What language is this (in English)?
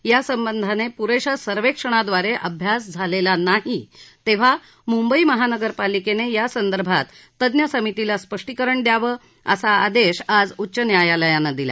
Marathi